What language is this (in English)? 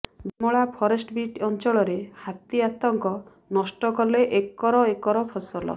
Odia